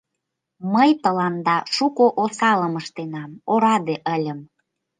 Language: Mari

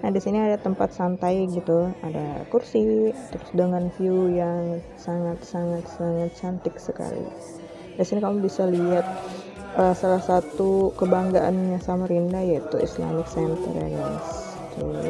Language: Indonesian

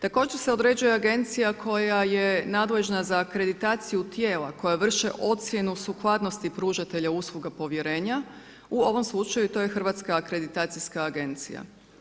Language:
Croatian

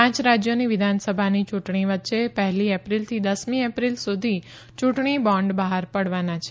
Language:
Gujarati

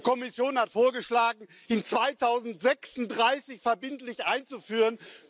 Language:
German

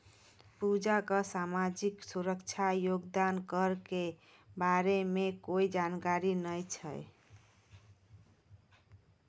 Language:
Maithili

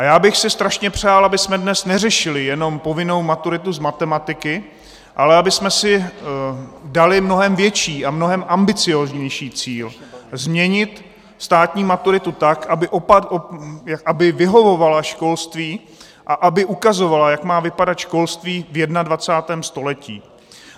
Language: Czech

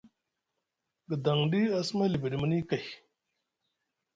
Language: Musgu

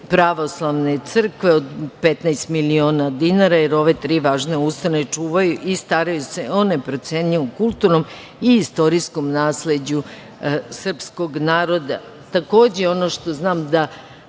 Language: Serbian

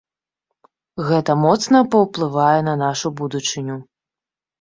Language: Belarusian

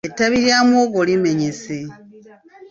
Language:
Ganda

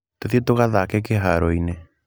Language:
Kikuyu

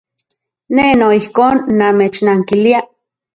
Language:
Central Puebla Nahuatl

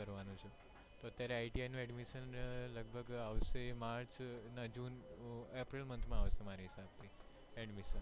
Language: Gujarati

